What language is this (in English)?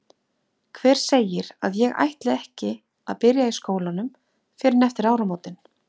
Icelandic